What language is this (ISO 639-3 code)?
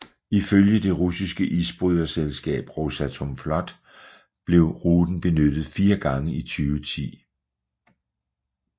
dan